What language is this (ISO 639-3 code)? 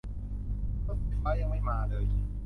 tha